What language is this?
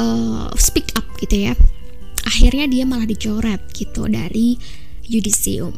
Indonesian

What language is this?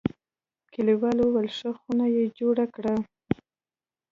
Pashto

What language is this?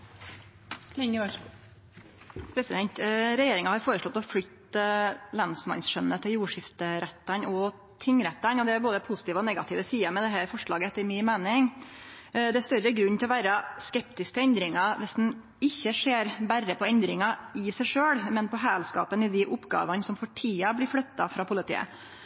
Norwegian Nynorsk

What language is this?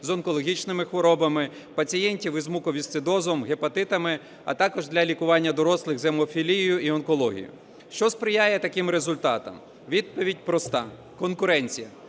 Ukrainian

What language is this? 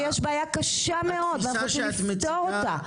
Hebrew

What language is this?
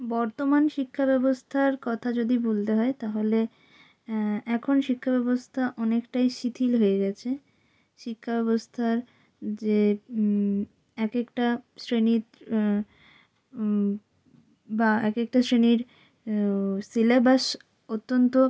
Bangla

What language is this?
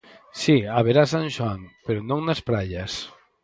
Galician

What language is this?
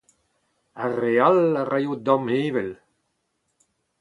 Breton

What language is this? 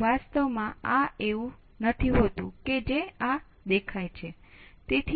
Gujarati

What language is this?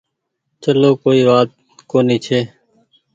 Goaria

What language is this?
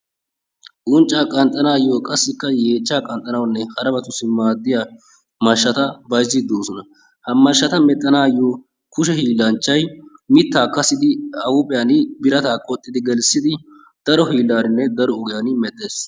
Wolaytta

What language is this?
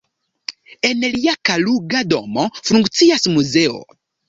Esperanto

